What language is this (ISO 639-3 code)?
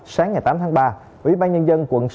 vie